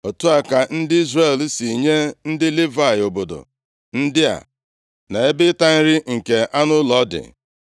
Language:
Igbo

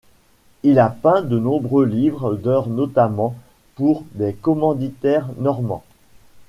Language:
French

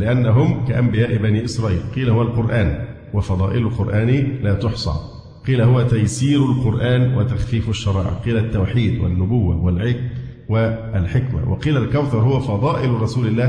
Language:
Arabic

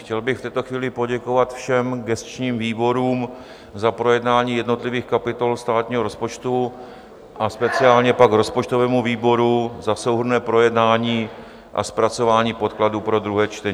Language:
Czech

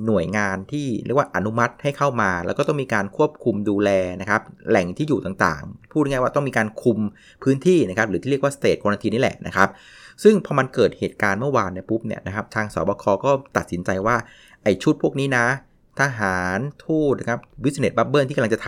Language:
Thai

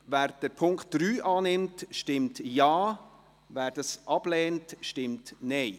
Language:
Swiss German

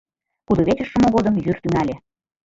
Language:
Mari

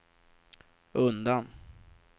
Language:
Swedish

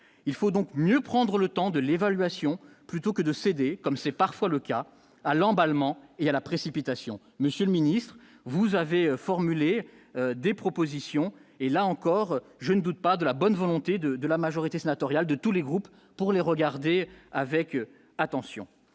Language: French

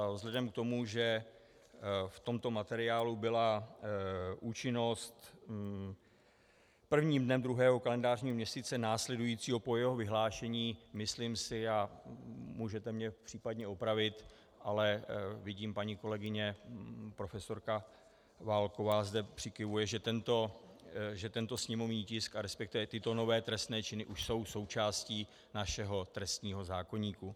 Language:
Czech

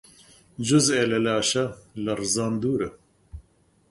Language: Central Kurdish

